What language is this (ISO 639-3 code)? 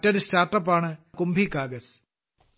mal